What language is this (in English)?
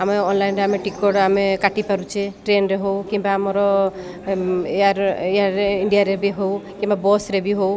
Odia